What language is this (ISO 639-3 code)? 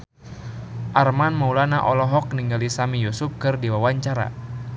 sun